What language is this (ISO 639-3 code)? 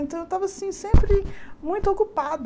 por